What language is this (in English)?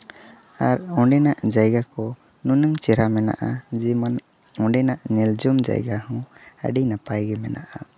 Santali